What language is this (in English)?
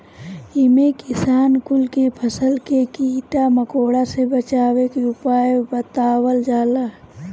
Bhojpuri